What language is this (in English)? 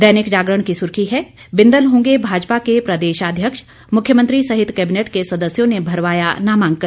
Hindi